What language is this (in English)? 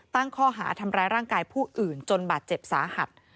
Thai